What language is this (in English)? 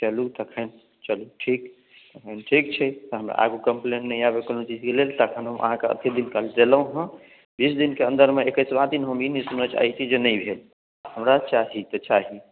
Maithili